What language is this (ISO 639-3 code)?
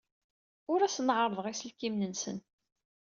kab